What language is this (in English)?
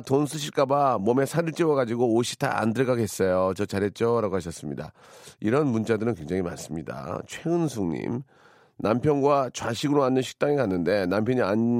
Korean